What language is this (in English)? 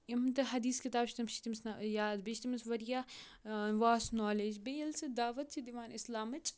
Kashmiri